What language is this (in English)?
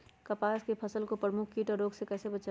Magahi